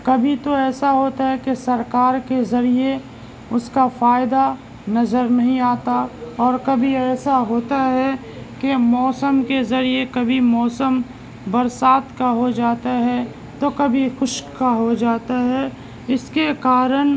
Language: Urdu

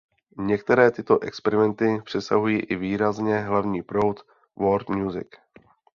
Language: Czech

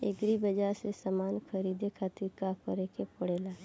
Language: Bhojpuri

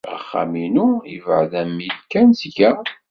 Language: Kabyle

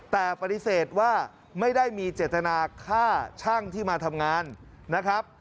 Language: Thai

